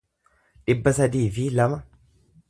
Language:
Oromo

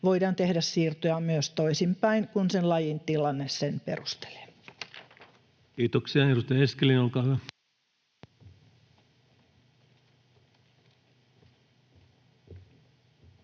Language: Finnish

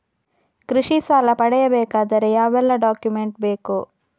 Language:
Kannada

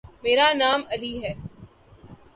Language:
Urdu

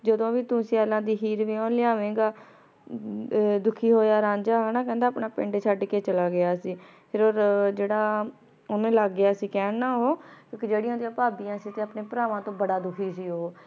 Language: Punjabi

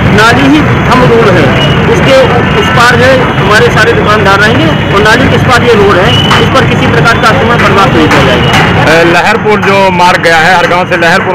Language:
Hindi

